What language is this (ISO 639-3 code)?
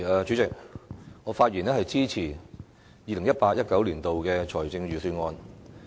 yue